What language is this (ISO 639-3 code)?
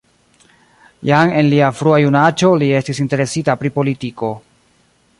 epo